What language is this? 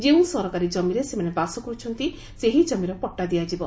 Odia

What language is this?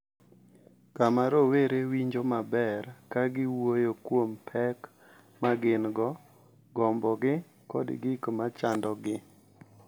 Luo (Kenya and Tanzania)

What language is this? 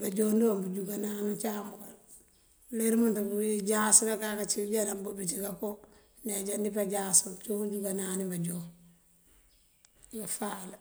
Mandjak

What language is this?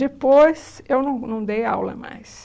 Portuguese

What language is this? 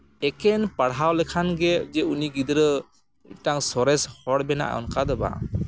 Santali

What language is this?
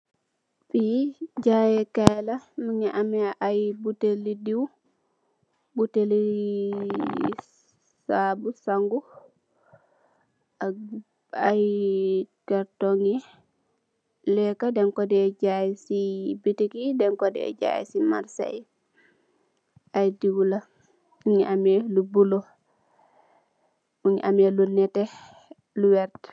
Wolof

